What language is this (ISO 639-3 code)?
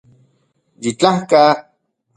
ncx